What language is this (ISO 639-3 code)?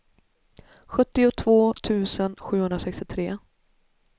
swe